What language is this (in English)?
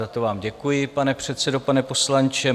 Czech